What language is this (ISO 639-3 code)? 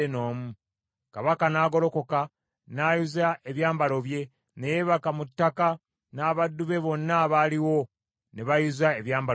lug